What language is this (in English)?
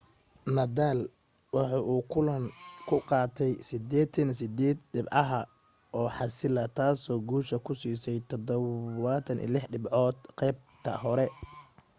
Somali